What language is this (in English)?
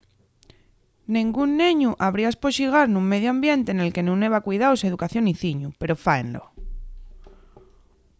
Asturian